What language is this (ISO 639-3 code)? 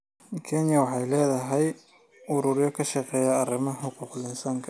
som